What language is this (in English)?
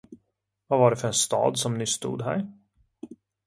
Swedish